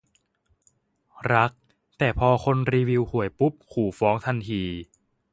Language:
Thai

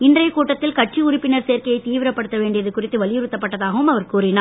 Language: Tamil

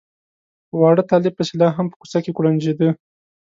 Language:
Pashto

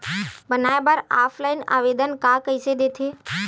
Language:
Chhattisgarhi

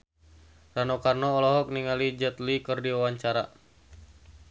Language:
Sundanese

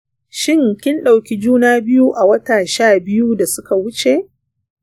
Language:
Hausa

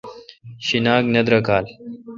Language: Kalkoti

